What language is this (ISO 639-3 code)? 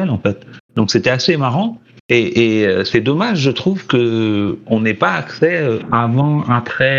fra